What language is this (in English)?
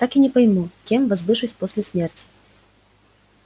Russian